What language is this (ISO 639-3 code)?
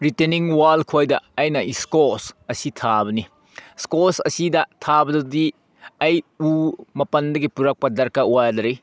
mni